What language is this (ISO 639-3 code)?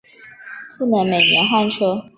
zho